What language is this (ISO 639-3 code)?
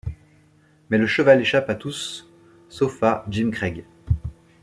fra